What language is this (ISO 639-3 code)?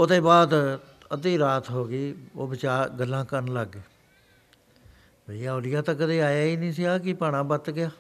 pan